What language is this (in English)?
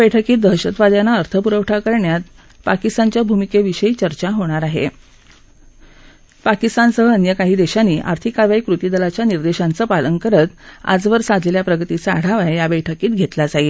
Marathi